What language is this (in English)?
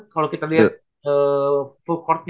Indonesian